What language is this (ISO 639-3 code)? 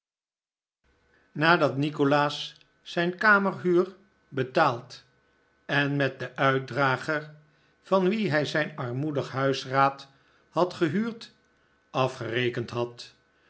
nld